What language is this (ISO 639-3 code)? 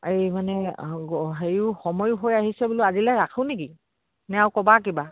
asm